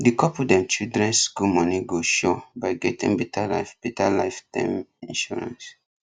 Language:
Nigerian Pidgin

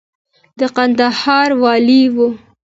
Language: Pashto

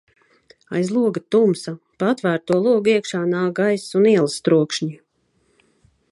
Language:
Latvian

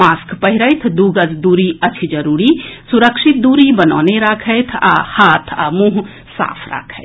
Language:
Maithili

